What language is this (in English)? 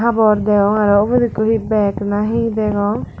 Chakma